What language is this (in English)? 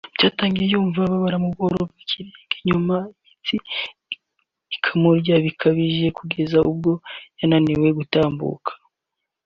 Kinyarwanda